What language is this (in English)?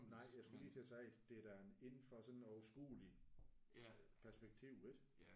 Danish